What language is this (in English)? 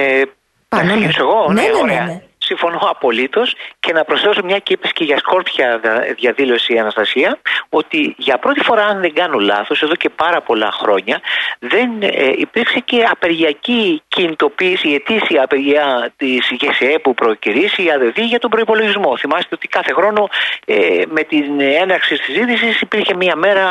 Greek